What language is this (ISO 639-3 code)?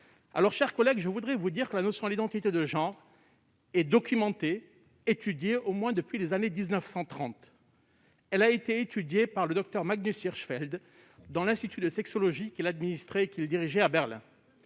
fra